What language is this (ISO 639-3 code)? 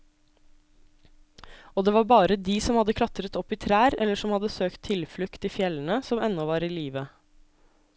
nor